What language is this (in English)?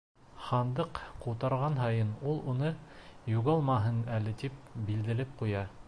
Bashkir